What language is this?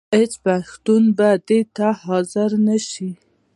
Pashto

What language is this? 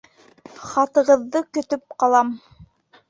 Bashkir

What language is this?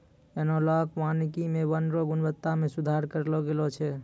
Maithili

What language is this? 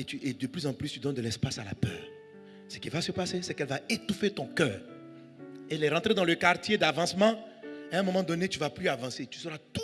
French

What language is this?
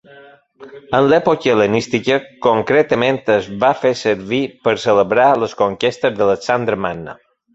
Catalan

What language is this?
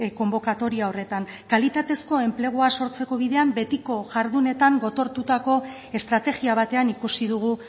Basque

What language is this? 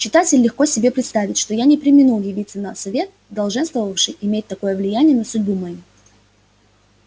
Russian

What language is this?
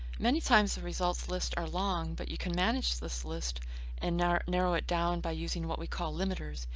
English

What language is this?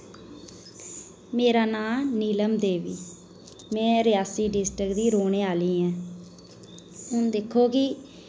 Dogri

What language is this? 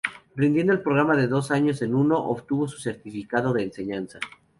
Spanish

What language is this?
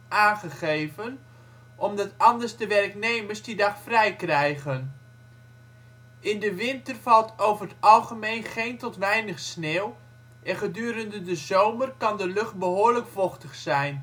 Dutch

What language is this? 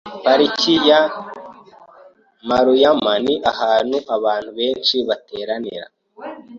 Kinyarwanda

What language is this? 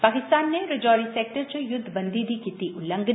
Dogri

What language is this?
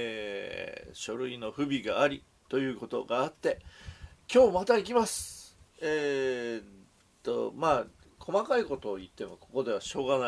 Japanese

